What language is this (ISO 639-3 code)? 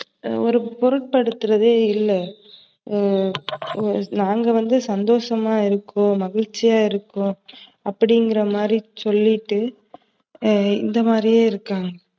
tam